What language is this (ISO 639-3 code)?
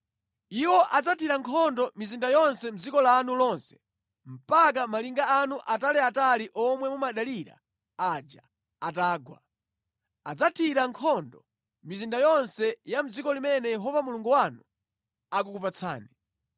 nya